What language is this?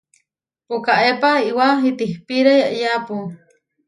Huarijio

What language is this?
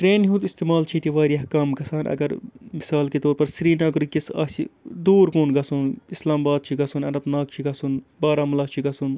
Kashmiri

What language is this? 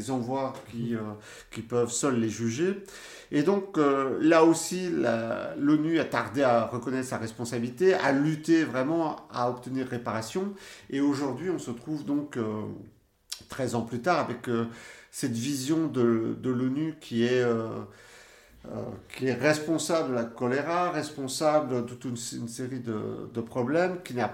French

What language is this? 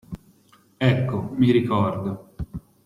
Italian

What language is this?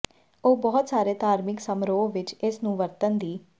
Punjabi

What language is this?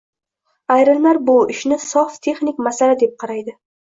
Uzbek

